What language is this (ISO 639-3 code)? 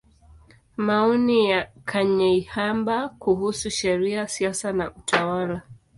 swa